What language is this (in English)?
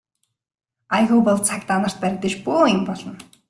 Mongolian